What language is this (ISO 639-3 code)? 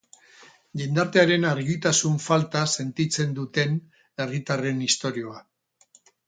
eus